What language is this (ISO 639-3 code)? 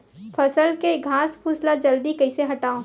hne